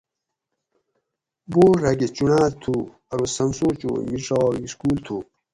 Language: Gawri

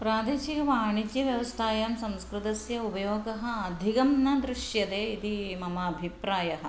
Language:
Sanskrit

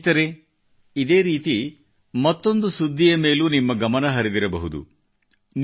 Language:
Kannada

